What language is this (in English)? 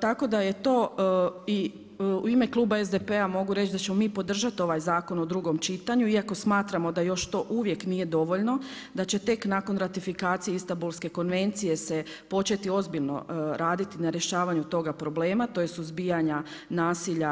Croatian